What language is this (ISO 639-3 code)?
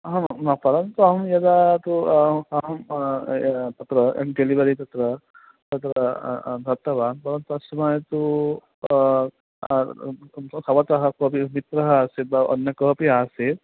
san